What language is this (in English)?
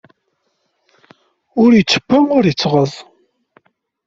Kabyle